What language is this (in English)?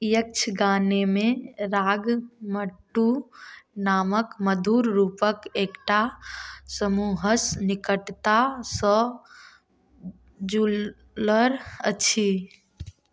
Maithili